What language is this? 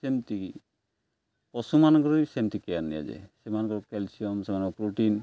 Odia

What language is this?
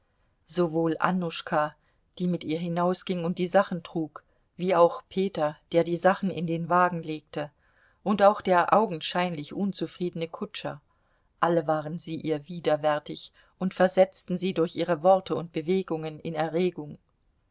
German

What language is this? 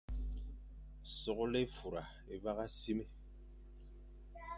Fang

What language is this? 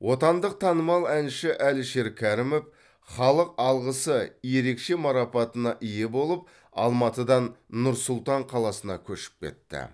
Kazakh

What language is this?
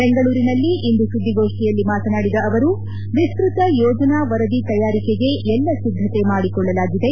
Kannada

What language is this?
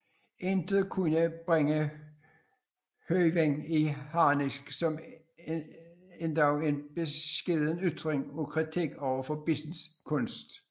Danish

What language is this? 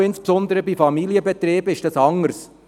Swiss German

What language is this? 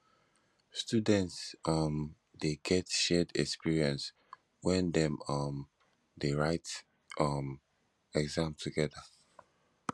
Nigerian Pidgin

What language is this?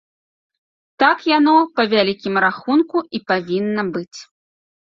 Belarusian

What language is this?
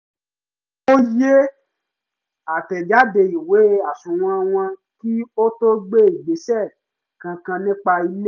Yoruba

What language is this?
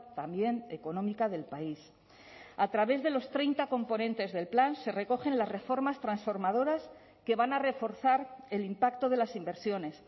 Spanish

